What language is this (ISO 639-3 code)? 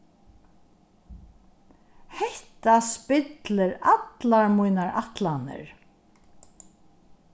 fao